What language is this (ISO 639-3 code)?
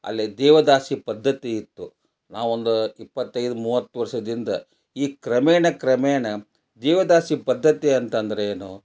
kan